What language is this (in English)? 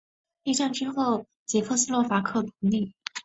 Chinese